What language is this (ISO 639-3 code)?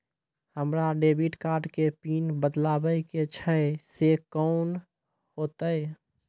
mai